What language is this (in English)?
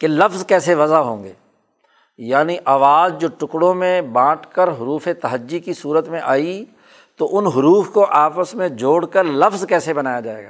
Urdu